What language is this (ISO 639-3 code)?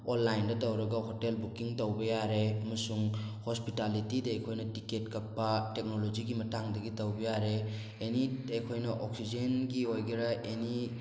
mni